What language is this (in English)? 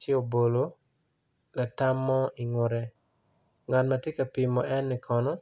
Acoli